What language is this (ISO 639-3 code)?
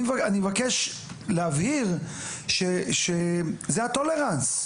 heb